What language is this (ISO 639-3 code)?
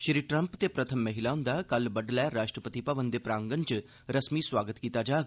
doi